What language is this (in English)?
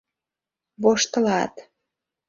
Mari